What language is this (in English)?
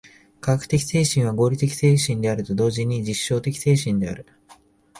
Japanese